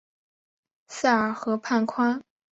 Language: Chinese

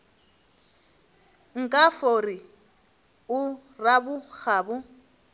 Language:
Northern Sotho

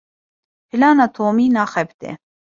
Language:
Kurdish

